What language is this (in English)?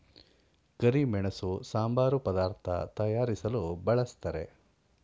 Kannada